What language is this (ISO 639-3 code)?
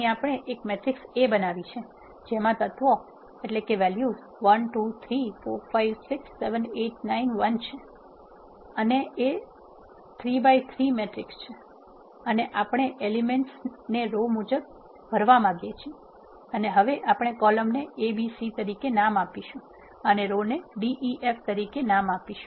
guj